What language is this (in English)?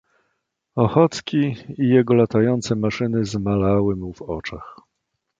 Polish